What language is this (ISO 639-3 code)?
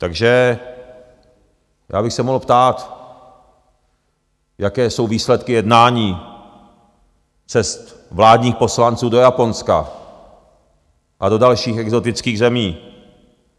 ces